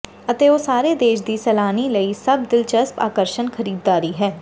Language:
Punjabi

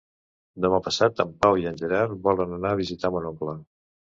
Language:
Catalan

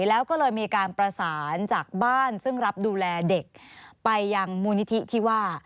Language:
Thai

